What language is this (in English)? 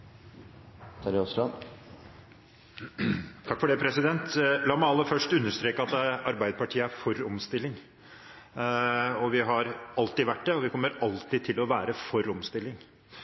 Norwegian